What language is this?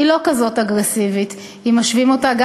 Hebrew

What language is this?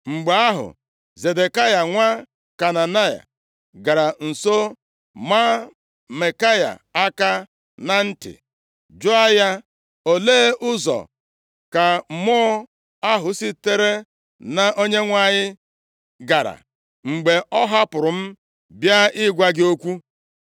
Igbo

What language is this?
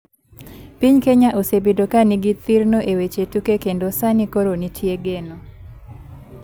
Luo (Kenya and Tanzania)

